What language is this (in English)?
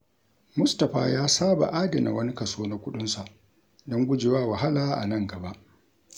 Hausa